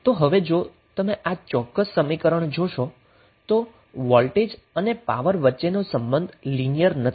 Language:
Gujarati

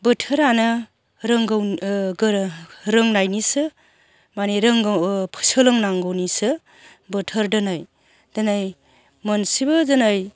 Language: Bodo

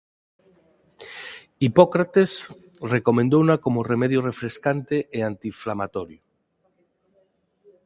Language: Galician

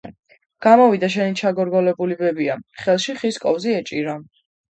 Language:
Georgian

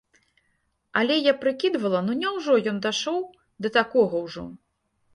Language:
Belarusian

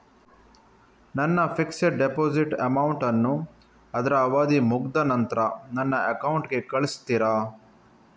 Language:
Kannada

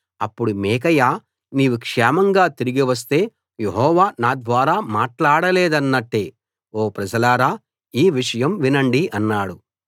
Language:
Telugu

